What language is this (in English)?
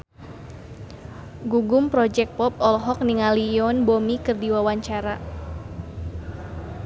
Sundanese